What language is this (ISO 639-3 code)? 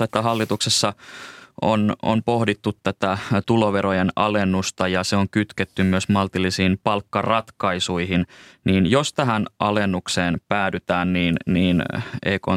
fin